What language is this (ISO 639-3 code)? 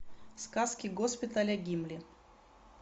rus